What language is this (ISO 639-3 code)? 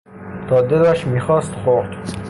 fas